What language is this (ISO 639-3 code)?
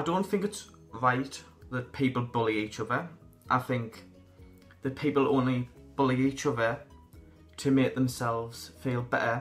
eng